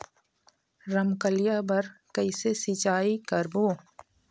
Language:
Chhattisgarhi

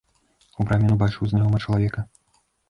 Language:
Belarusian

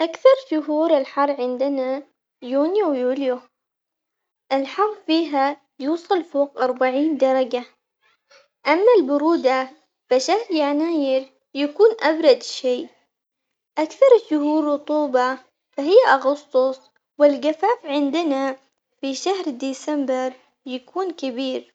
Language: Omani Arabic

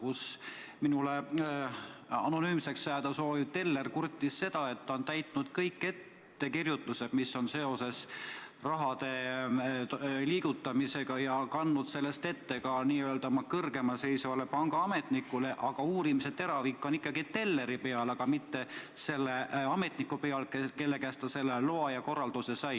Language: Estonian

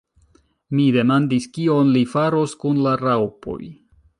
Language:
Esperanto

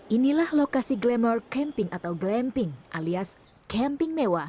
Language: Indonesian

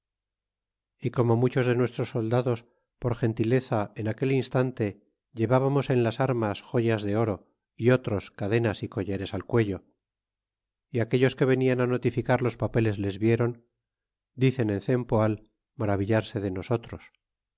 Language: Spanish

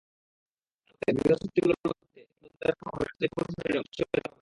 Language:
Bangla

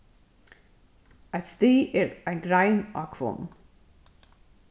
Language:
Faroese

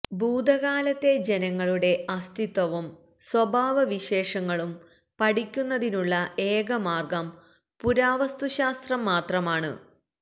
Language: Malayalam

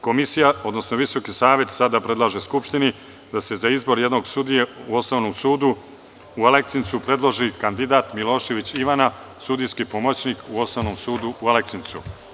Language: Serbian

